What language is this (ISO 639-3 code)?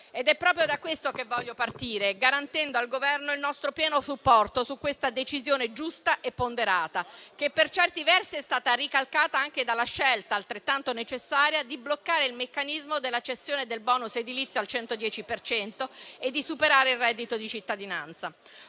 ita